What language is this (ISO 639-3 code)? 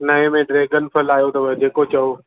snd